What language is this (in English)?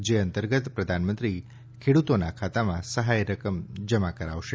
Gujarati